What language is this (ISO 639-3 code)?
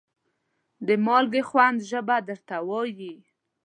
pus